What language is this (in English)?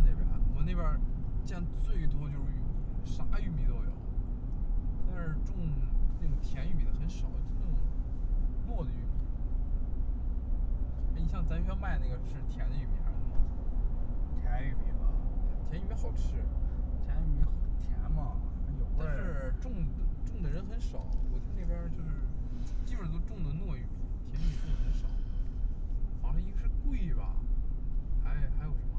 Chinese